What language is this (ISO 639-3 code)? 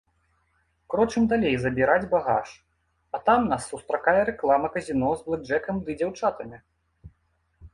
bel